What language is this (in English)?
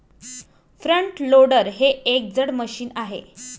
Marathi